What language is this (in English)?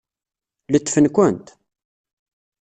Kabyle